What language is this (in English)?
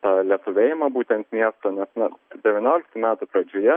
Lithuanian